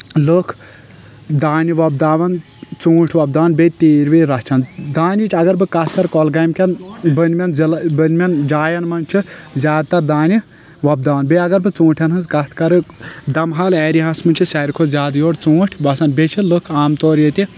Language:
Kashmiri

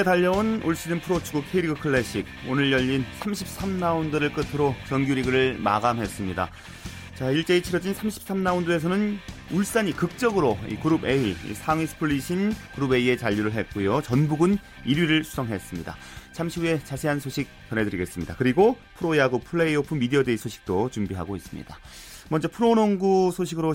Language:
Korean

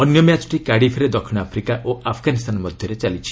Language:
Odia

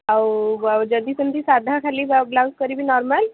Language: Odia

